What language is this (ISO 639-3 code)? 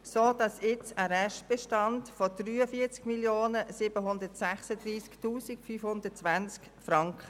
gsw